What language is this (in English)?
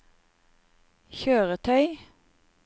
Norwegian